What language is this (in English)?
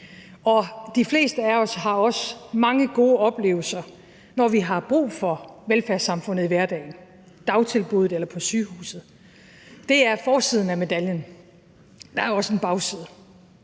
Danish